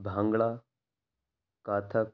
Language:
Urdu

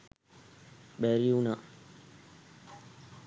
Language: Sinhala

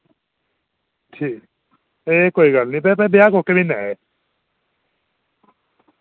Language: Dogri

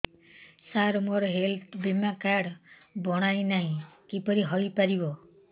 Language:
Odia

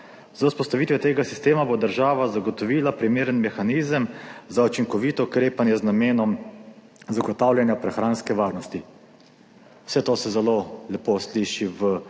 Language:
Slovenian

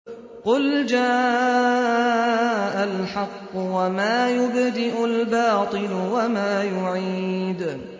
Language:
Arabic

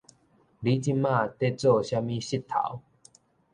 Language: Min Nan Chinese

